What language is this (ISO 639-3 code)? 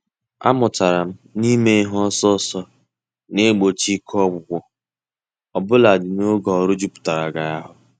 ibo